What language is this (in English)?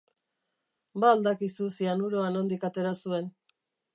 Basque